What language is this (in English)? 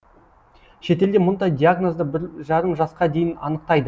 Kazakh